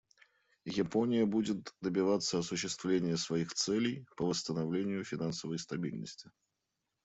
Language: Russian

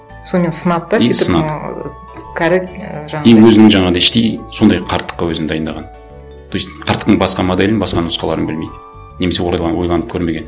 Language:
Kazakh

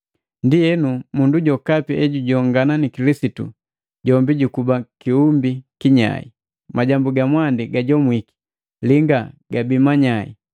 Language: Matengo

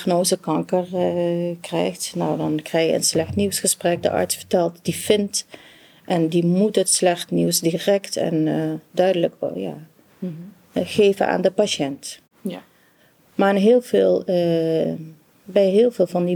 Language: Dutch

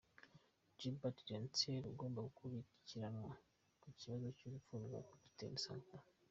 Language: Kinyarwanda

